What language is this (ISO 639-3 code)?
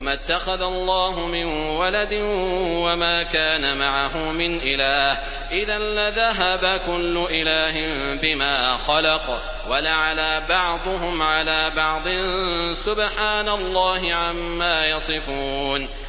ara